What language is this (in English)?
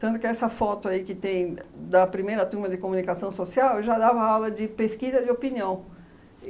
Portuguese